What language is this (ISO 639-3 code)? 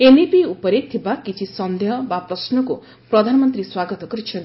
ori